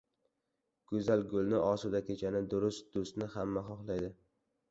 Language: Uzbek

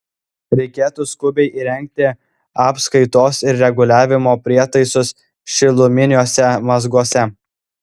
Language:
Lithuanian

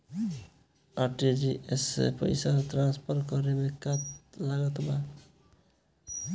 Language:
Bhojpuri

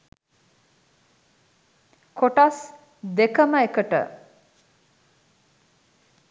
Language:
Sinhala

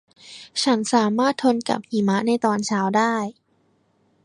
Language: Thai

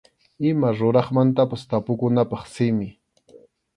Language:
Arequipa-La Unión Quechua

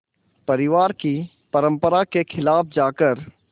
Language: Hindi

